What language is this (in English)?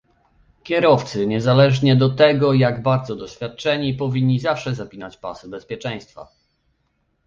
Polish